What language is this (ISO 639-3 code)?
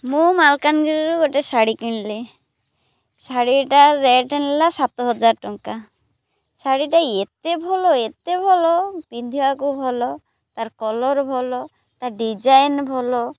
ori